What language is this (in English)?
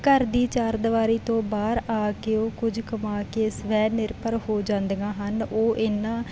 Punjabi